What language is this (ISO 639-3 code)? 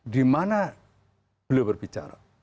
ind